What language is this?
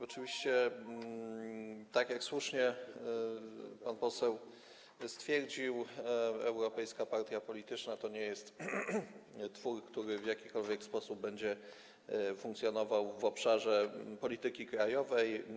Polish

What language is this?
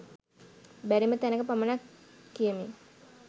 Sinhala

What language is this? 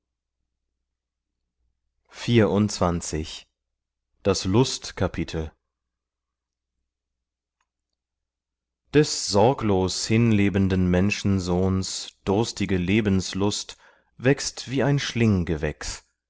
German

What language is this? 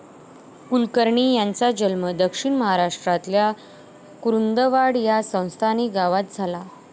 Marathi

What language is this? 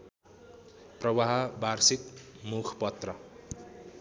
Nepali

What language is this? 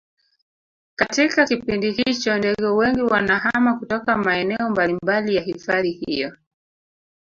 Swahili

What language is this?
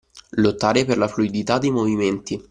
Italian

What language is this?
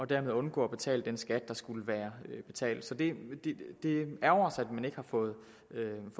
Danish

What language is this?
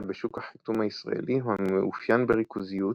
Hebrew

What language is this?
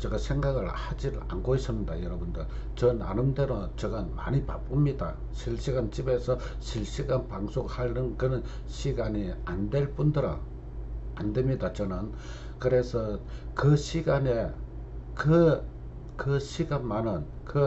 Korean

